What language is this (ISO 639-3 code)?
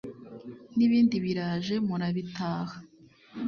kin